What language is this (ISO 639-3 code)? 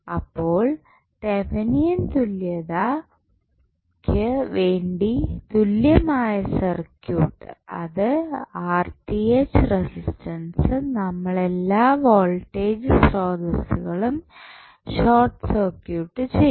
mal